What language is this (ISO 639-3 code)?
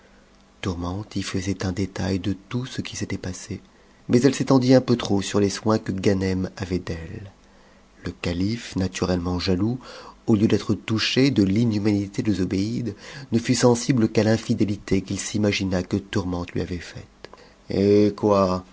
fra